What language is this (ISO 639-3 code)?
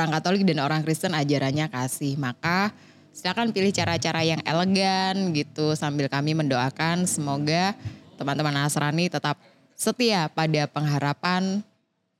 ind